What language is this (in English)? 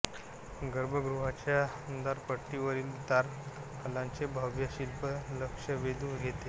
Marathi